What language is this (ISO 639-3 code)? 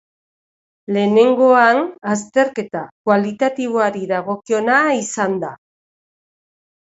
eus